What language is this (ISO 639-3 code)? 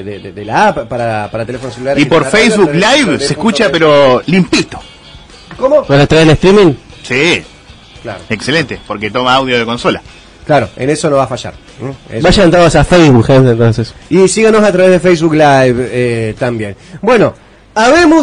spa